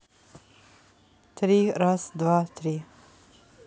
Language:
Russian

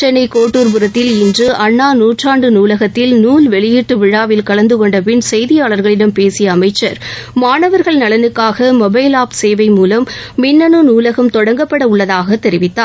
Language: Tamil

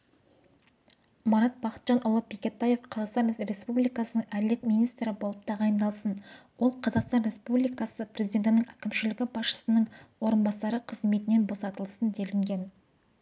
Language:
Kazakh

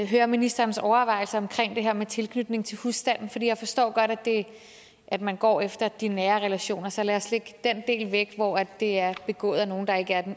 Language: Danish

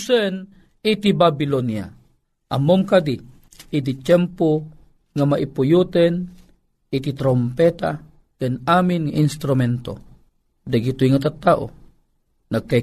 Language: Filipino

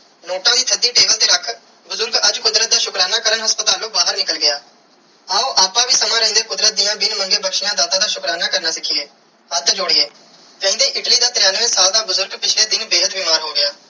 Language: Punjabi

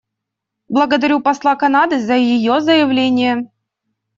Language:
Russian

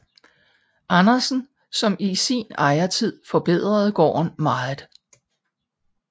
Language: Danish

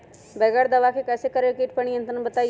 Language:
Magahi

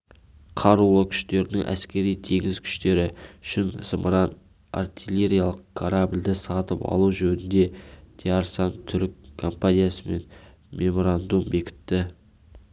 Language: Kazakh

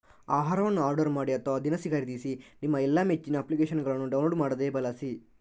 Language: Kannada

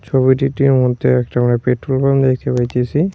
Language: Bangla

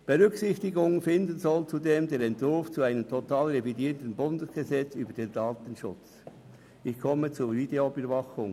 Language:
Swiss German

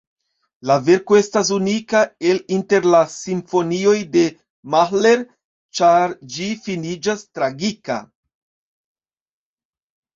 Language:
Esperanto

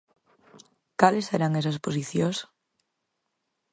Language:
Galician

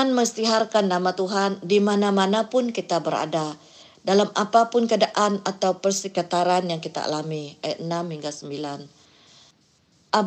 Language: Malay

